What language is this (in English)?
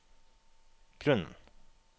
Norwegian